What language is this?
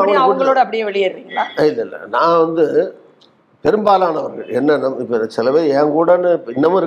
Tamil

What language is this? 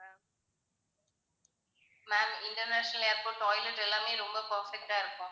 Tamil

